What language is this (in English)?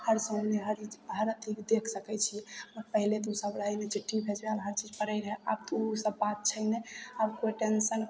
Maithili